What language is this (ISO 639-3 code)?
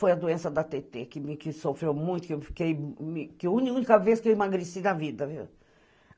por